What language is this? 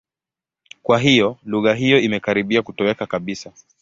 Swahili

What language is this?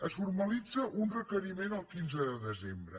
Catalan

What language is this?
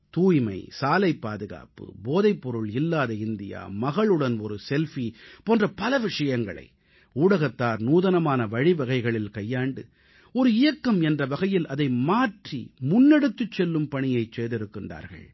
Tamil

